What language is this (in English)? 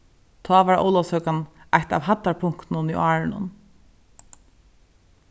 Faroese